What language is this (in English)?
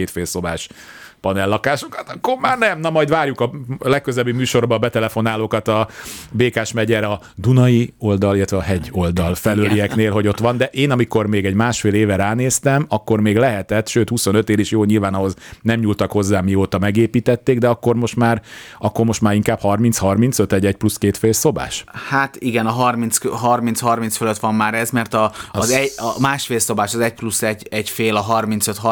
Hungarian